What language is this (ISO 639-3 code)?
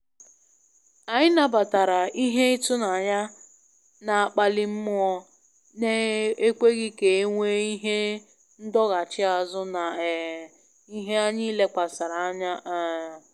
ibo